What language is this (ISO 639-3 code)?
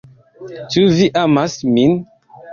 epo